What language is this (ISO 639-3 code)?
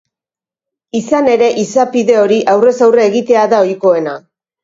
eus